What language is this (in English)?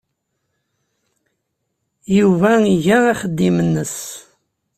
Kabyle